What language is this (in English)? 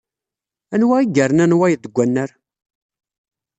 Kabyle